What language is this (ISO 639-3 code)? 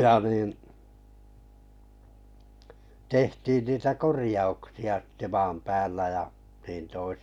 fin